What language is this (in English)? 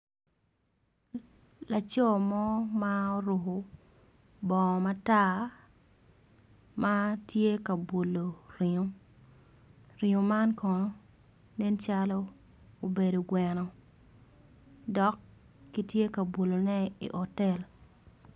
Acoli